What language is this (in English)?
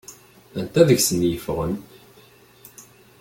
Kabyle